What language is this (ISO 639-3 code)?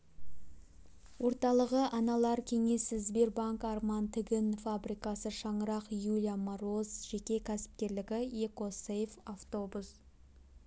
kaz